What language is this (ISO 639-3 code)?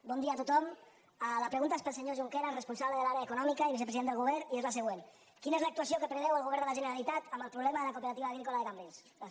cat